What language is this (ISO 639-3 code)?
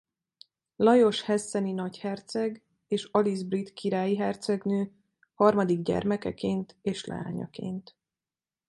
hun